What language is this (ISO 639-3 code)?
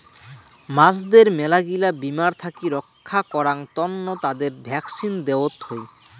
ben